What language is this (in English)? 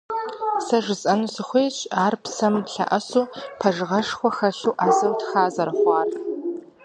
Kabardian